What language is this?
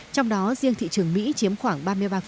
Vietnamese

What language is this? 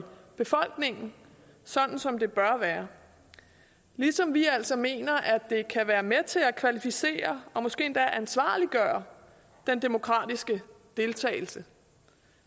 Danish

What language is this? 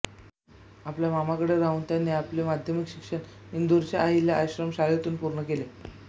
Marathi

